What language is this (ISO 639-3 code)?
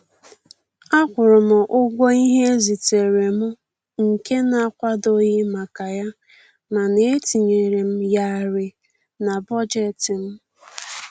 ibo